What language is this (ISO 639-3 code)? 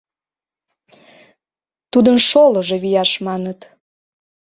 chm